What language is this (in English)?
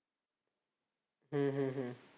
Marathi